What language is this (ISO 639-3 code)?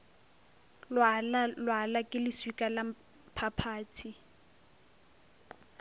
nso